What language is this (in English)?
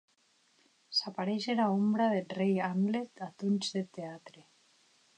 Occitan